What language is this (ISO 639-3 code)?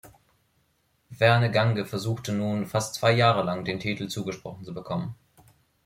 deu